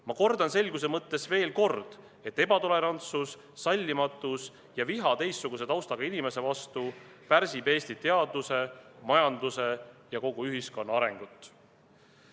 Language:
Estonian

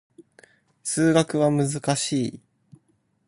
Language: Japanese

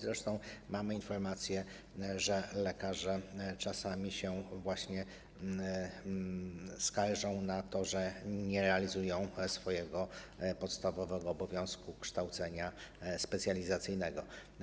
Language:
Polish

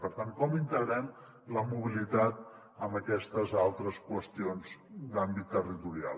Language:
Catalan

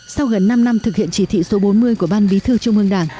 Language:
Vietnamese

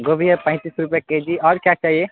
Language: Urdu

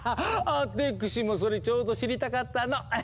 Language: Japanese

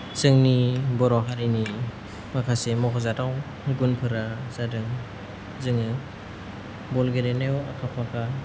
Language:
Bodo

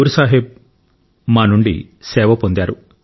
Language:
Telugu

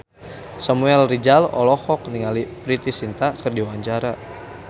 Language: Sundanese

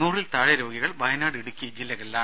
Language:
Malayalam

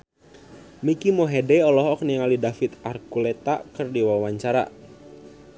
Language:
Sundanese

